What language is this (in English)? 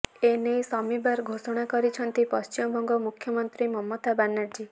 Odia